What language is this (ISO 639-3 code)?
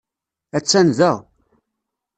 kab